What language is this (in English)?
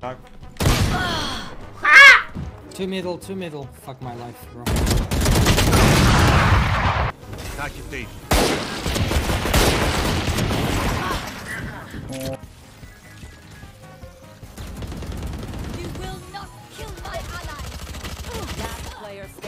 Turkish